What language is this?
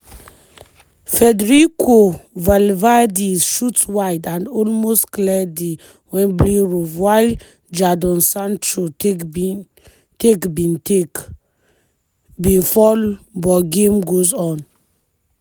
Nigerian Pidgin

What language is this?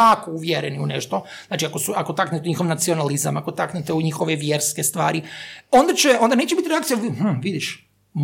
Croatian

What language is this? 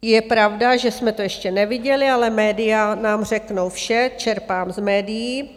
Czech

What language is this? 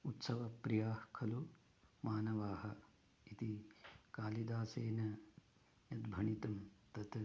Sanskrit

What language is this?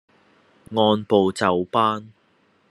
Cantonese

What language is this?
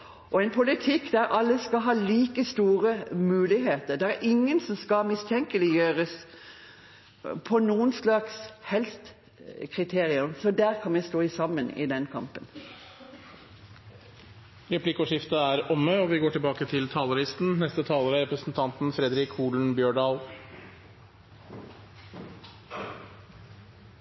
Norwegian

